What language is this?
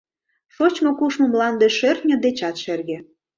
Mari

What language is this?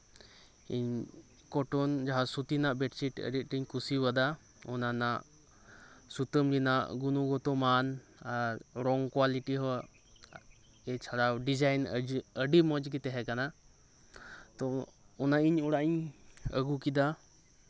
Santali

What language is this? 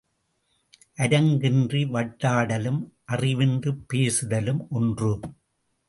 Tamil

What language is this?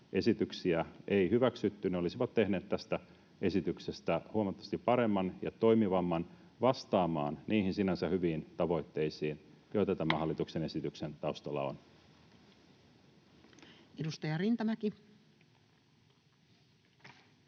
Finnish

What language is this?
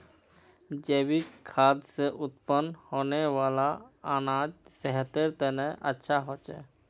Magahi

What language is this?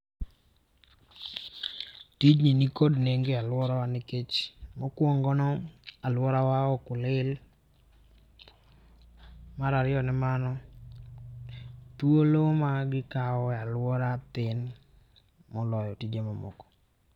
Luo (Kenya and Tanzania)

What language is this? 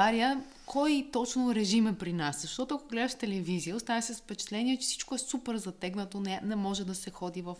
Bulgarian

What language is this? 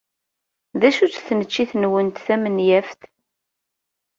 Kabyle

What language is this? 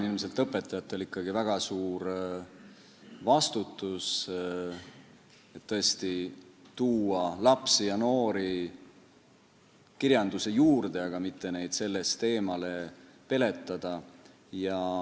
Estonian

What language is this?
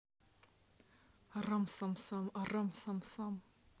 Russian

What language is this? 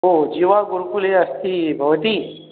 Sanskrit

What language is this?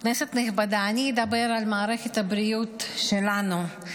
Hebrew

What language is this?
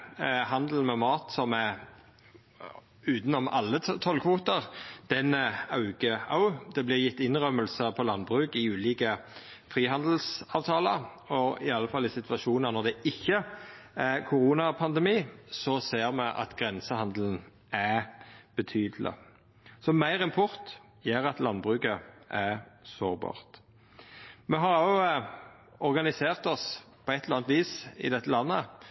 Norwegian Nynorsk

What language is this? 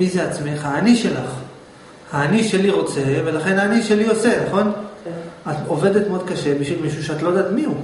Hebrew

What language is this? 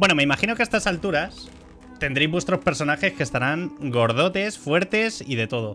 Spanish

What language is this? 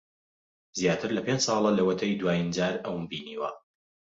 Central Kurdish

